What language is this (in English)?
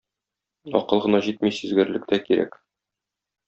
Tatar